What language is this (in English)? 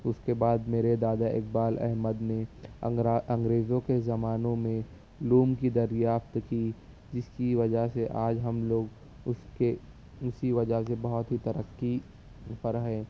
Urdu